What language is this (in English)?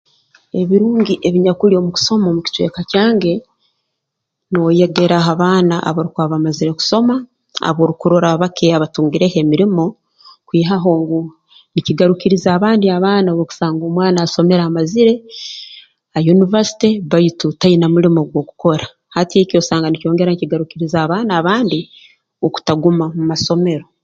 Tooro